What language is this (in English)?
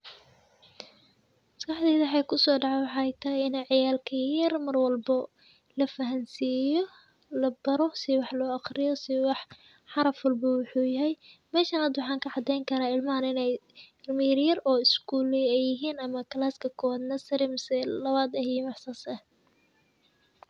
Somali